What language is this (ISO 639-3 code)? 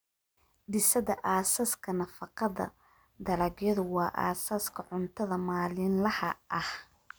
som